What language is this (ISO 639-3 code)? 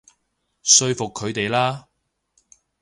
yue